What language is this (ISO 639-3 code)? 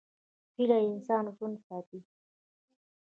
pus